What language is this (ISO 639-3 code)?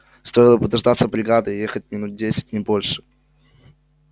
rus